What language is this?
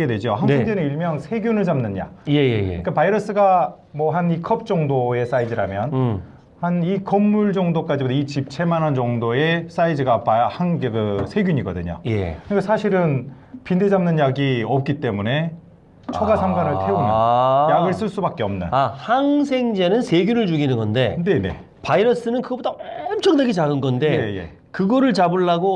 Korean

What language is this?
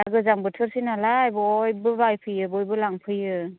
Bodo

